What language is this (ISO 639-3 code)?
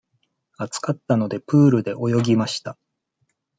jpn